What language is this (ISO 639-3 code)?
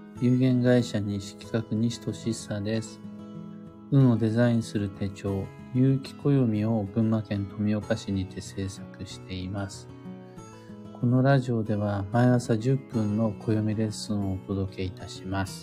jpn